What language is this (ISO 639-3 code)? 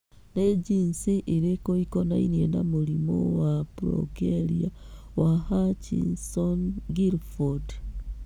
kik